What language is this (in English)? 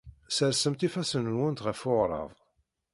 Kabyle